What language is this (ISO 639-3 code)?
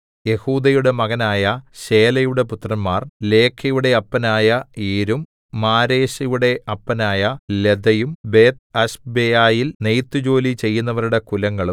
mal